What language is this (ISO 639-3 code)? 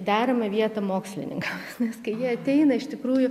lit